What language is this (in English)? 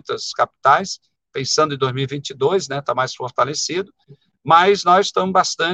Portuguese